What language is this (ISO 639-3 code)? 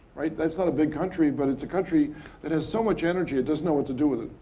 eng